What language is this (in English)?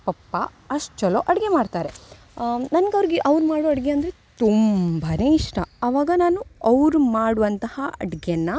Kannada